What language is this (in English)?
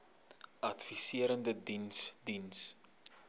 Afrikaans